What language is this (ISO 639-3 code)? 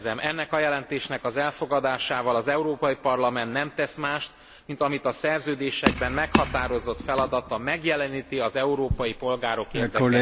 hun